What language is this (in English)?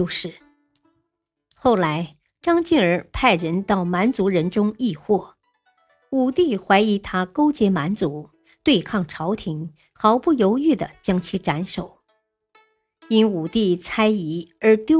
Chinese